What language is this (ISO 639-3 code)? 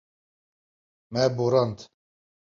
kur